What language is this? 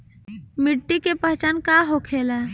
Bhojpuri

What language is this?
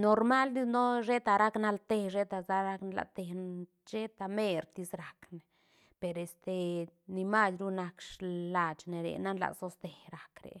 Santa Catarina Albarradas Zapotec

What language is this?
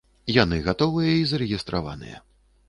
Belarusian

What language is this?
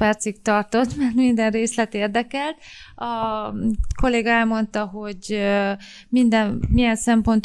Hungarian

